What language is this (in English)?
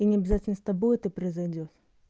Russian